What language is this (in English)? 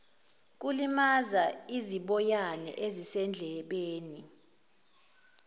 Zulu